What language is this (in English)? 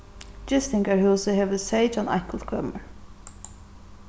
Faroese